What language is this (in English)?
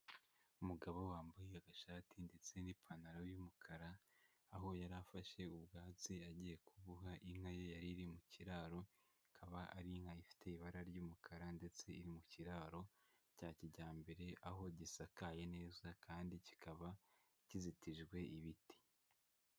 Kinyarwanda